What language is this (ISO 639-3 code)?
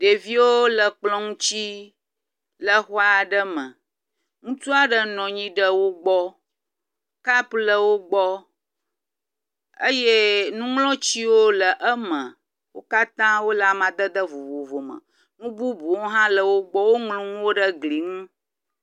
ewe